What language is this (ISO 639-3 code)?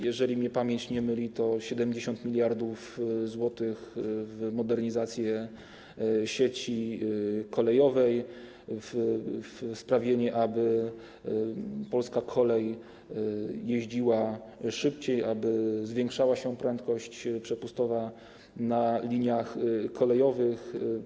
pol